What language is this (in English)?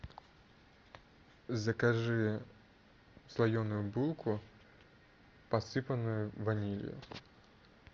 Russian